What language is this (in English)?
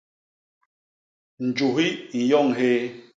Basaa